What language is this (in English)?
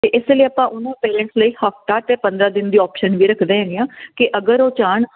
Punjabi